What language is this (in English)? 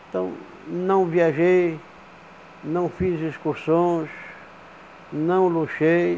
Portuguese